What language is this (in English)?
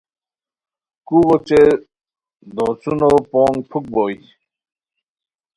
Khowar